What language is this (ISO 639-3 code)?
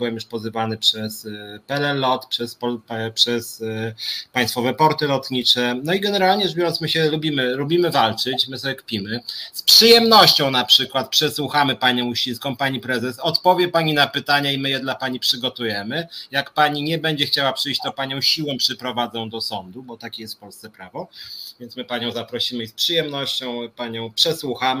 pol